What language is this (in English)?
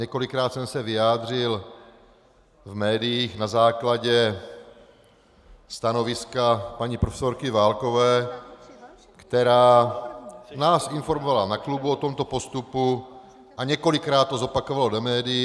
Czech